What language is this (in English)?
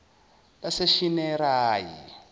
Zulu